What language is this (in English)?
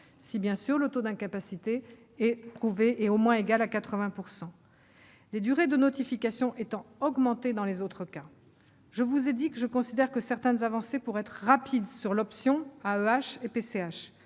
French